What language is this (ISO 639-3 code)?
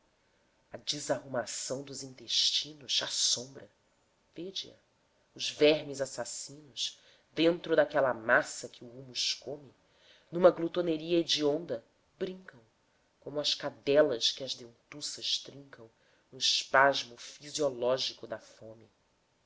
por